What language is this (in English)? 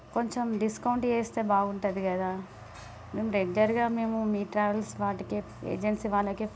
Telugu